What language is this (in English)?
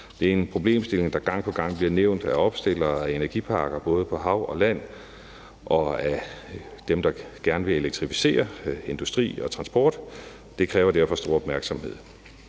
Danish